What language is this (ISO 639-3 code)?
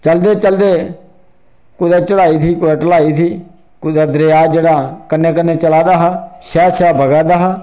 doi